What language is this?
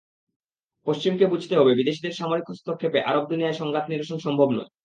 Bangla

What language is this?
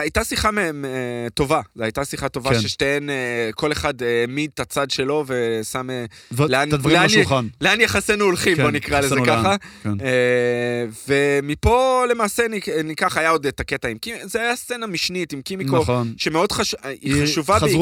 Hebrew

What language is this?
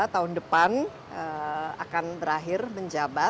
Indonesian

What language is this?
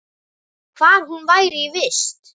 Icelandic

